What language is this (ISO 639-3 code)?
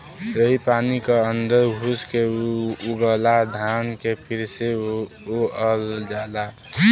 bho